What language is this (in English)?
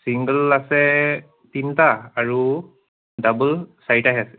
Assamese